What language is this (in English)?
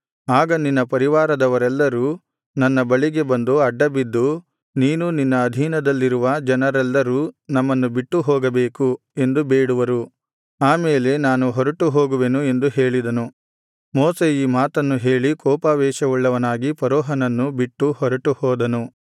Kannada